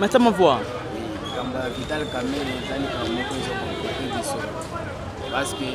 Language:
French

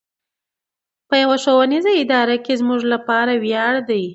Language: Pashto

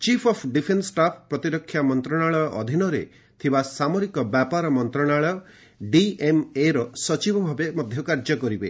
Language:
Odia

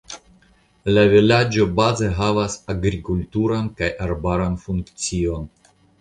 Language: Esperanto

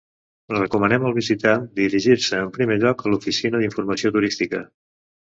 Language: Catalan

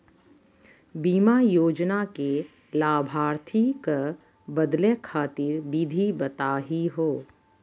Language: Magahi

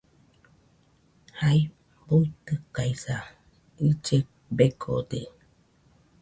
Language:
Nüpode Huitoto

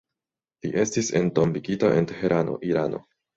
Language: Esperanto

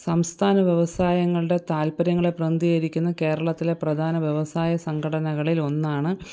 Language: Malayalam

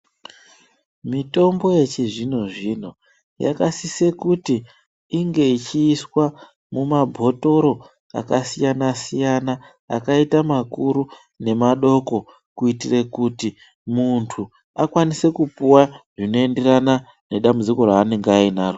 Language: Ndau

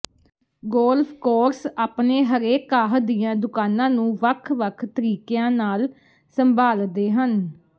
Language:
Punjabi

